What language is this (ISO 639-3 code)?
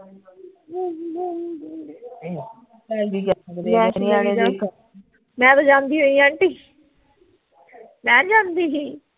pan